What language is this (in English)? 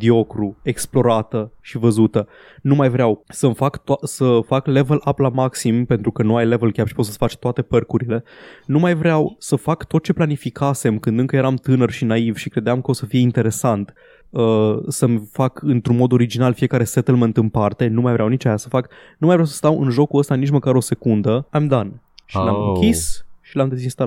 Romanian